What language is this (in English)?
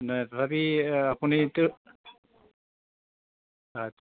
Assamese